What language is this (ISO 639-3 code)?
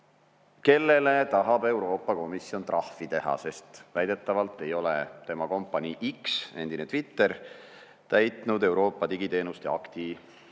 est